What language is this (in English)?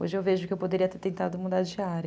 Portuguese